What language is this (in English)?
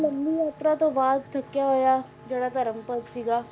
Punjabi